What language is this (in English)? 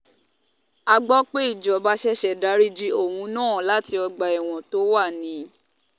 Yoruba